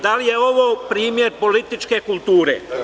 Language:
Serbian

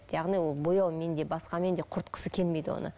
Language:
Kazakh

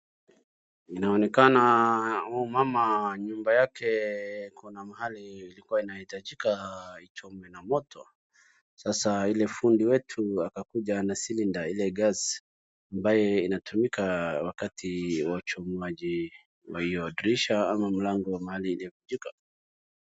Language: Swahili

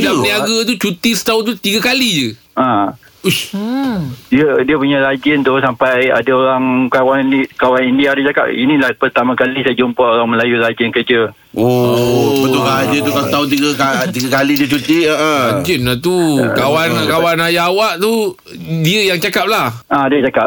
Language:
Malay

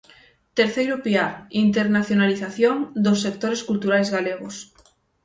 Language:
Galician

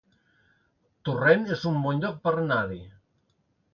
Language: Catalan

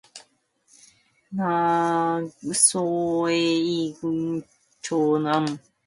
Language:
Korean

